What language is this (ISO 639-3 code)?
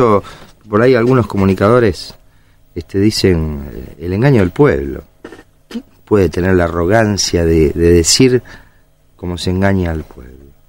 spa